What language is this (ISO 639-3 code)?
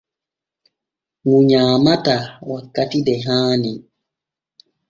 fue